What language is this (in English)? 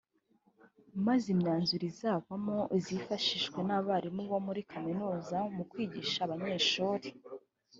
Kinyarwanda